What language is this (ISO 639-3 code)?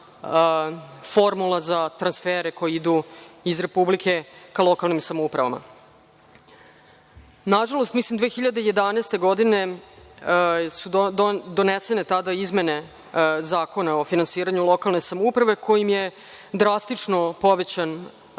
srp